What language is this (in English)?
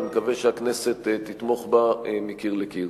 Hebrew